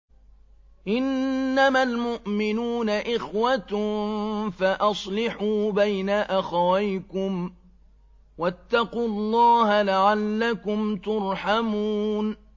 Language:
Arabic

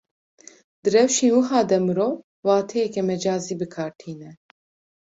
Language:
Kurdish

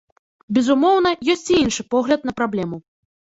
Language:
Belarusian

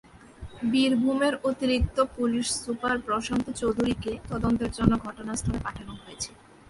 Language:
Bangla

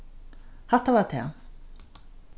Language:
Faroese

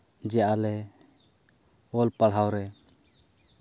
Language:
Santali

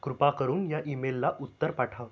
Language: Marathi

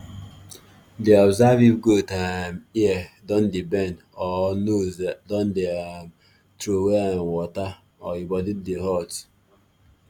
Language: Nigerian Pidgin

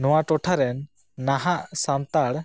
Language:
Santali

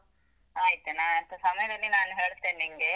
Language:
Kannada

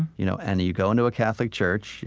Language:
English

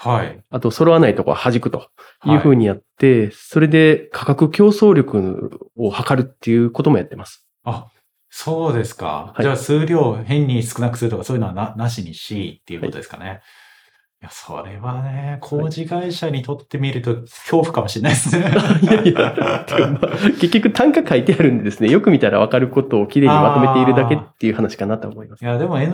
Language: Japanese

